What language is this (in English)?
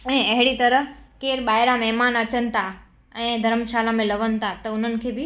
Sindhi